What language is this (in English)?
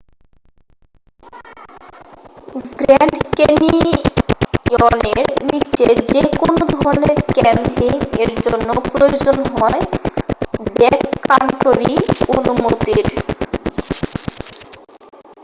Bangla